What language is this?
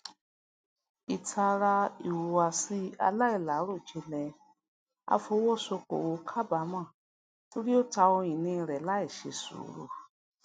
Yoruba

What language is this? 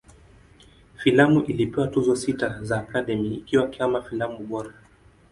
Swahili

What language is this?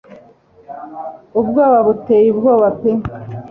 Kinyarwanda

